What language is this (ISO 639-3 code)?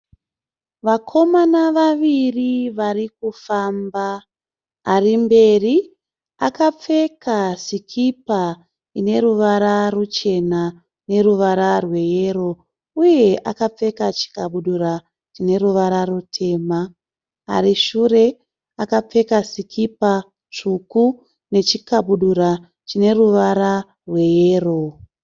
sna